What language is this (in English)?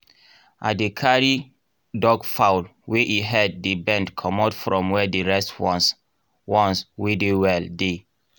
Nigerian Pidgin